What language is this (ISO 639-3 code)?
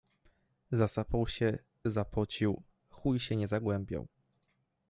pol